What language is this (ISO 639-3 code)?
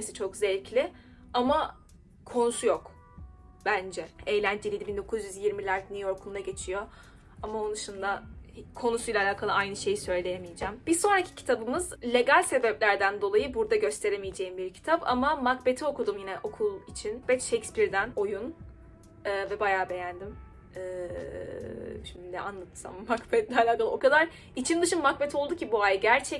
tur